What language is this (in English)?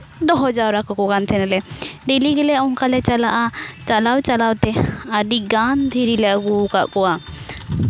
Santali